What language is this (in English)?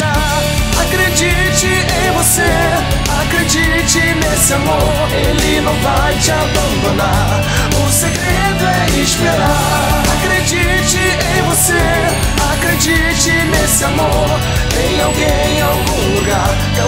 Korean